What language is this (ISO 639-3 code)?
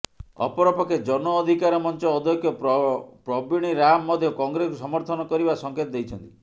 ori